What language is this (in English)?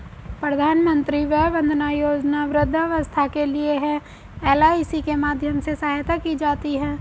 Hindi